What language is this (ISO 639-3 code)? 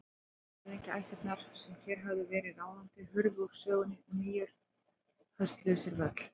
isl